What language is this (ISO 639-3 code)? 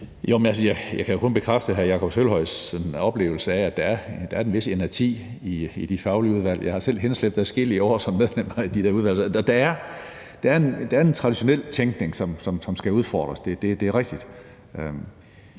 dan